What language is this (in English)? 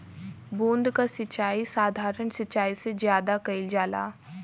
Bhojpuri